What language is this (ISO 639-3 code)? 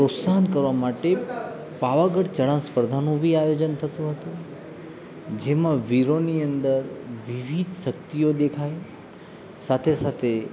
guj